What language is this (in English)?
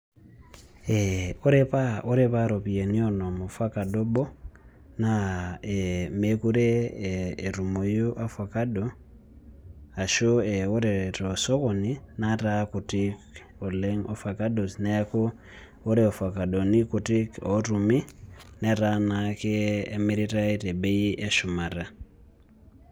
Masai